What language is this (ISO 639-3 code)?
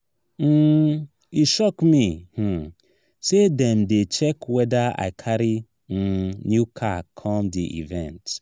pcm